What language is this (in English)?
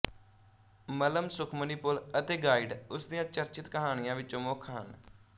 Punjabi